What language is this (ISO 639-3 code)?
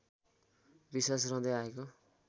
nep